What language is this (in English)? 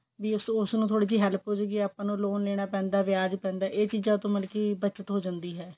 Punjabi